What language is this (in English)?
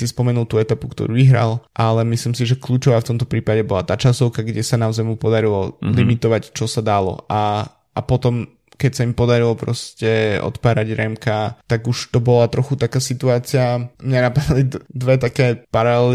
Slovak